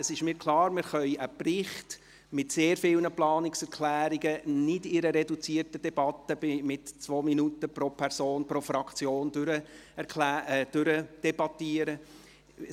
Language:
Swiss German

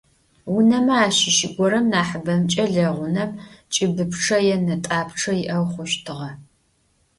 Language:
Adyghe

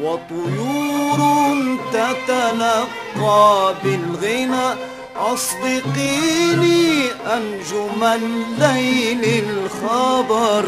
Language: Arabic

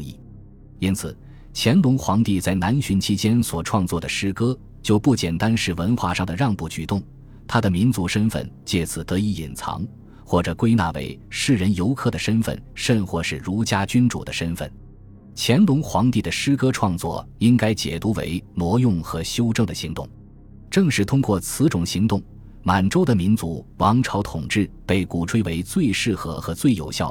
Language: Chinese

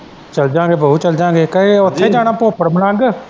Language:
Punjabi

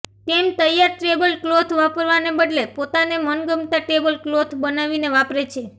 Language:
Gujarati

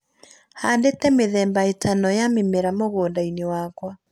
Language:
Kikuyu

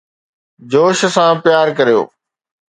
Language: Sindhi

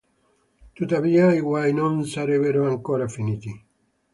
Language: Italian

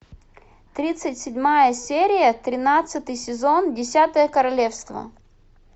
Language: Russian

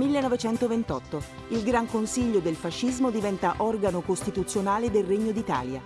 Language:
Italian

